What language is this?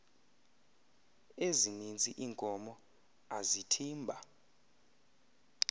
Xhosa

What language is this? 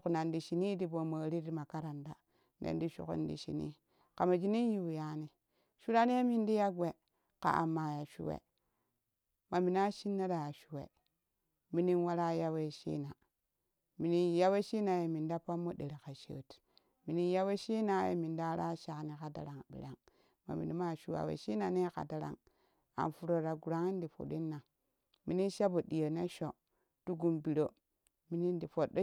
Kushi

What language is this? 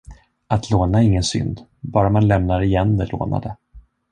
Swedish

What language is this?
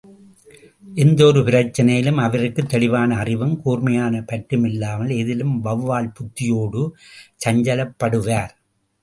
Tamil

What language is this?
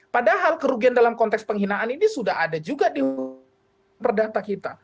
Indonesian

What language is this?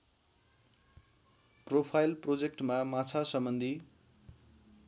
Nepali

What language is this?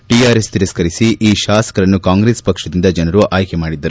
Kannada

